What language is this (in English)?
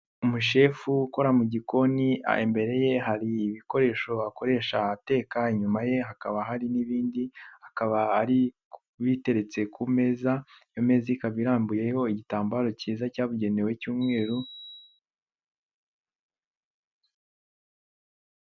Kinyarwanda